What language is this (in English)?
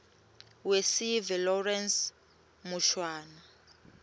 Swati